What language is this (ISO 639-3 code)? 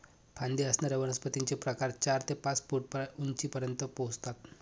mar